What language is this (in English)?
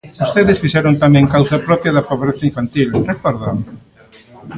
Galician